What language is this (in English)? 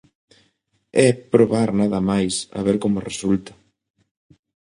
Galician